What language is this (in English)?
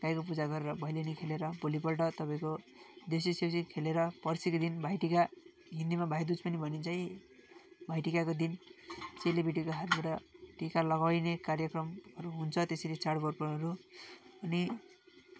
Nepali